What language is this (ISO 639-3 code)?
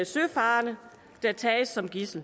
dan